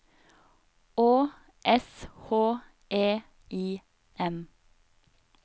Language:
Norwegian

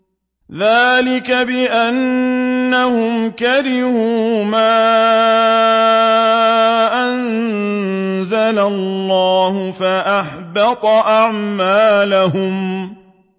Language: Arabic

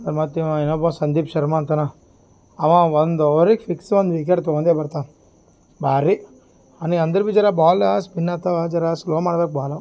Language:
Kannada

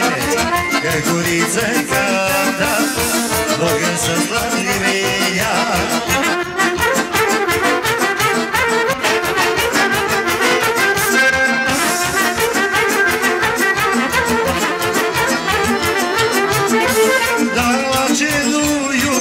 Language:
Romanian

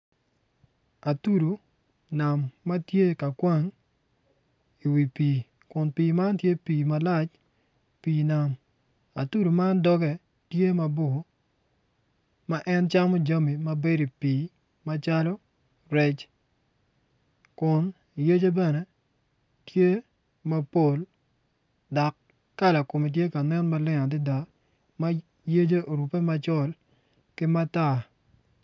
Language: Acoli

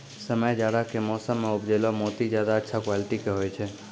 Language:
Maithili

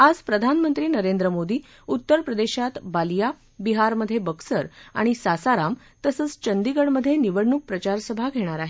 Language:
Marathi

